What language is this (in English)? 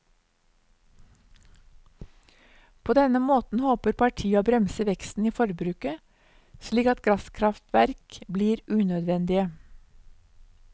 Norwegian